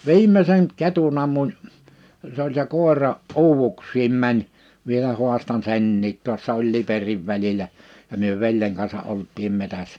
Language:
Finnish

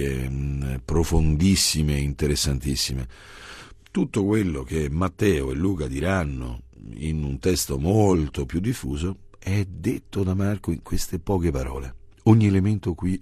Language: Italian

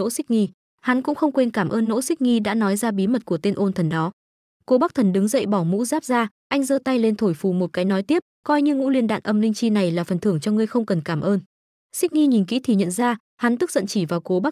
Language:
Vietnamese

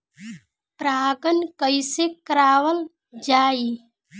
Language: Bhojpuri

